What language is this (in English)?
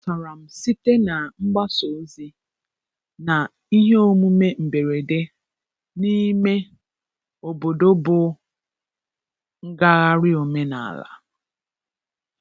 Igbo